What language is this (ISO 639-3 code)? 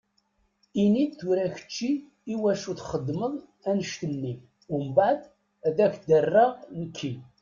kab